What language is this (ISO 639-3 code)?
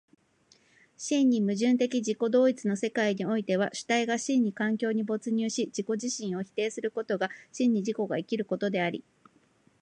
jpn